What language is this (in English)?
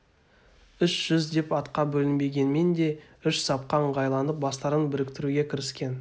Kazakh